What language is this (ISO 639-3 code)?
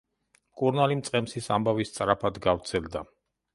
kat